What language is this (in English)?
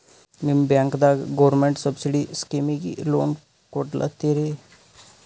Kannada